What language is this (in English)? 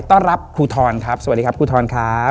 Thai